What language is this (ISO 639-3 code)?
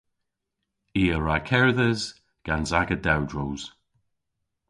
cor